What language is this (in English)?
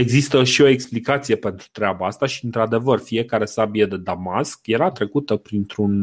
Romanian